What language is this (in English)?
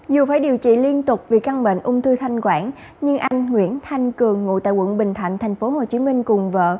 Vietnamese